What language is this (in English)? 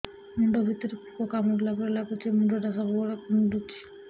Odia